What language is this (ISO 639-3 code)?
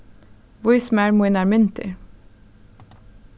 fao